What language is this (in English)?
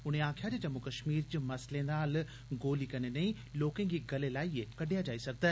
Dogri